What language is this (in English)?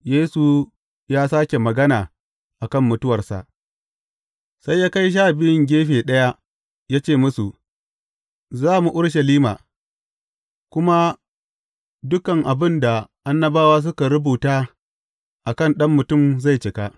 Hausa